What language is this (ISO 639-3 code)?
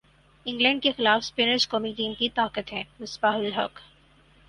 urd